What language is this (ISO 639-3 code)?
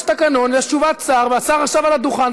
heb